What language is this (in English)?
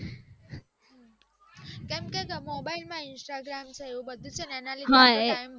Gujarati